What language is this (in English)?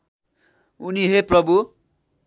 Nepali